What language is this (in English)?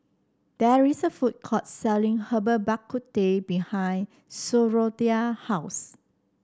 English